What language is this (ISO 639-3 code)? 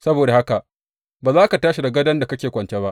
hau